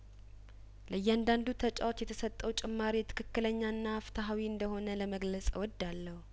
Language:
Amharic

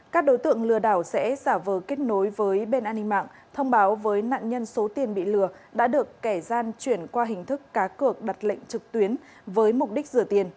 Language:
Vietnamese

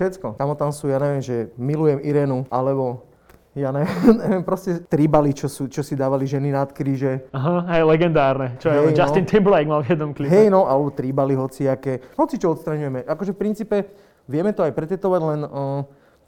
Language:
Slovak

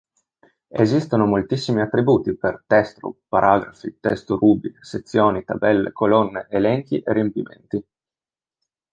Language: Italian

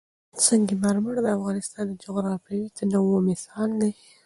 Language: Pashto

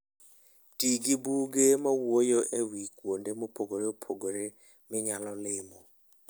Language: Luo (Kenya and Tanzania)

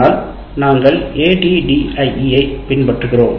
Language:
Tamil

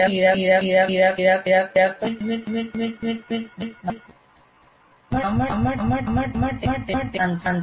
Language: Gujarati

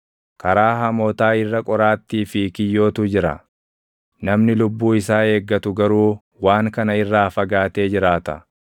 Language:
Oromo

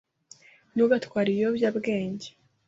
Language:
Kinyarwanda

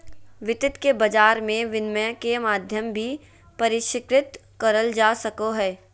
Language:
Magahi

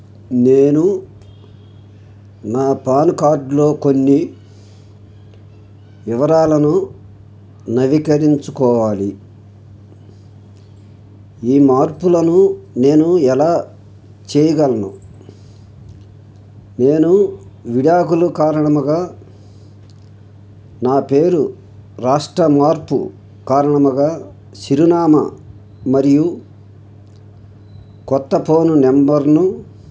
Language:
Telugu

